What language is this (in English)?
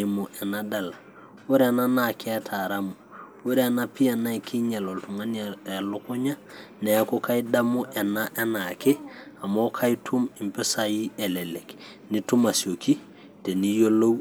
Masai